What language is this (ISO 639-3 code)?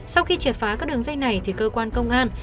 vie